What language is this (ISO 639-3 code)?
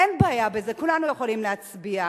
heb